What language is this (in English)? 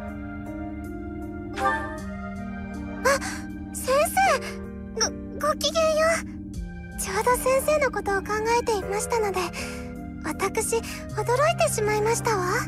Japanese